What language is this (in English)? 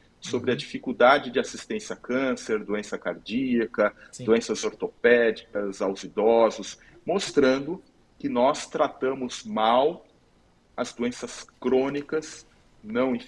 Portuguese